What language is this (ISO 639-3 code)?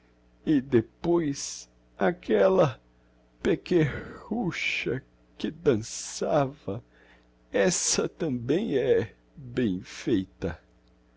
por